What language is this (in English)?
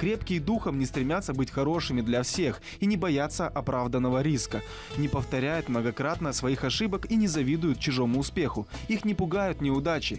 Russian